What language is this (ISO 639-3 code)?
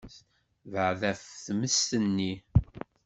kab